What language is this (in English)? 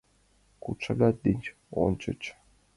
Mari